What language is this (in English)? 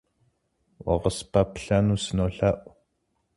Kabardian